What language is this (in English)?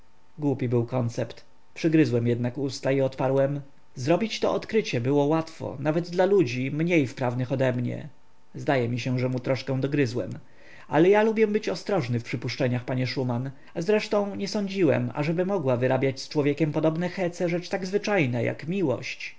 Polish